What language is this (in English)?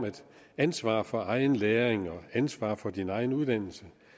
Danish